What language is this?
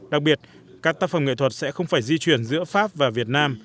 Vietnamese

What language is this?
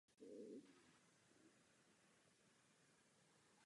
Czech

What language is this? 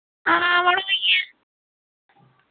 Dogri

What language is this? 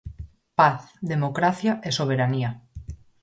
Galician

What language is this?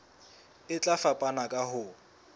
Southern Sotho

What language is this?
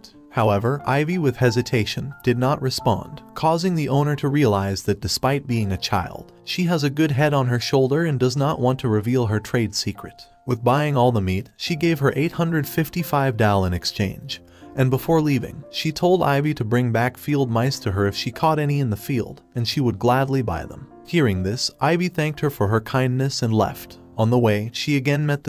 English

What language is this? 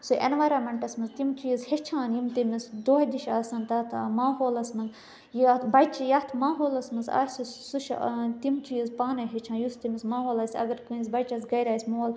Kashmiri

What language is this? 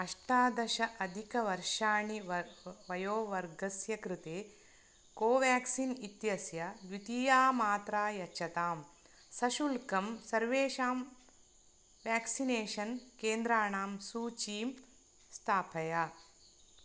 Sanskrit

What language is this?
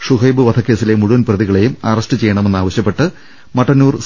Malayalam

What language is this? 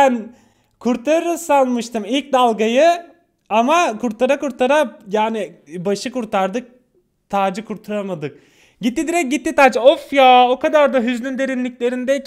Turkish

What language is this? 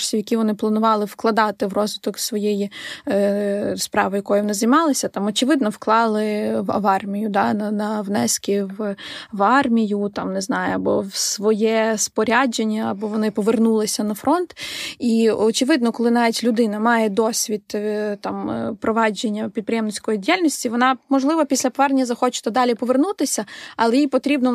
Ukrainian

